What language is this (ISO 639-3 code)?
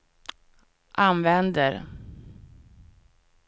swe